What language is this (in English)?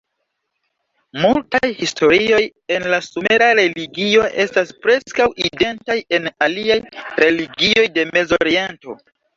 Esperanto